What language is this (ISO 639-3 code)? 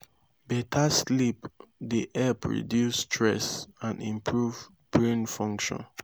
pcm